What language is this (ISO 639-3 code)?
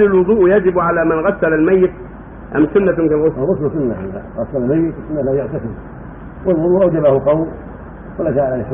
ara